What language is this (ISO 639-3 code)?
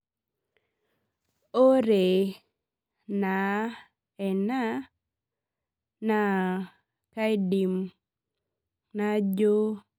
mas